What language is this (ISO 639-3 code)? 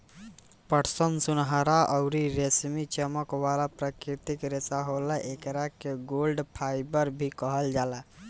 bho